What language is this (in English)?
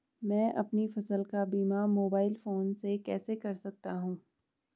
Hindi